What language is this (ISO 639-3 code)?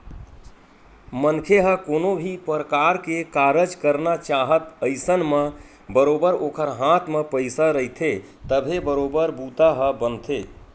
hne